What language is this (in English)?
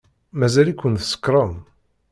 Kabyle